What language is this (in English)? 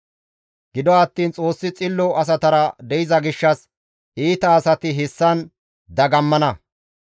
Gamo